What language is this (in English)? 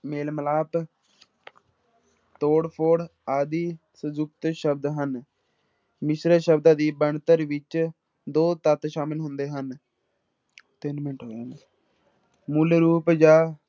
Punjabi